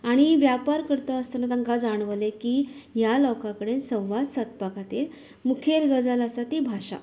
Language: Konkani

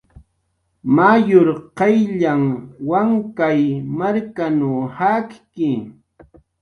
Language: Jaqaru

